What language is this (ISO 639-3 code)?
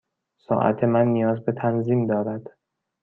fas